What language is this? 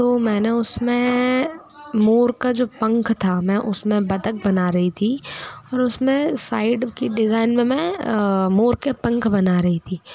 Hindi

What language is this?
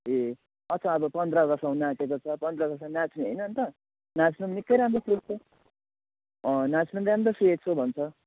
Nepali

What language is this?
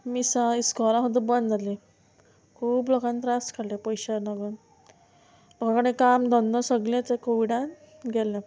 Konkani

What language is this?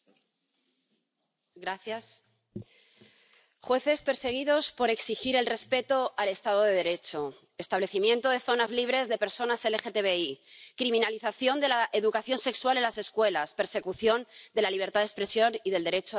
Spanish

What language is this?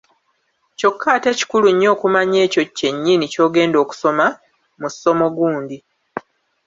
Ganda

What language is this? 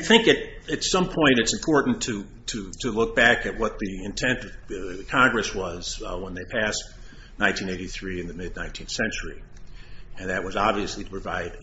English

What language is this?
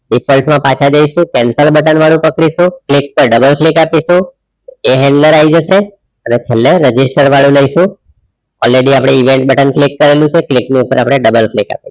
Gujarati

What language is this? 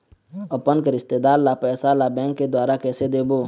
Chhattisgarhi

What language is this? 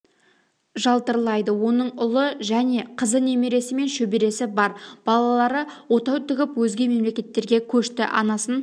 Kazakh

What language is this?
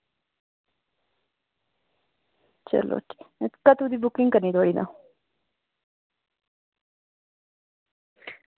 Dogri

